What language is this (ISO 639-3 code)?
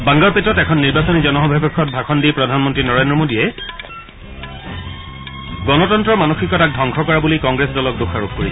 asm